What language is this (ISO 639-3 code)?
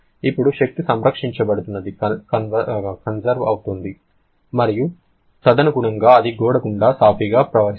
tel